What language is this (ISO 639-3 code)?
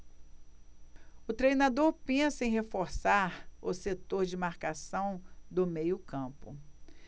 por